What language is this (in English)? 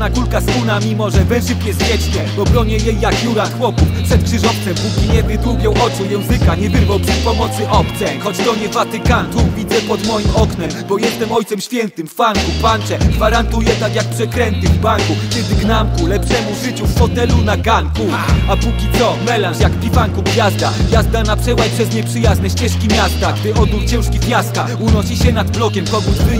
Polish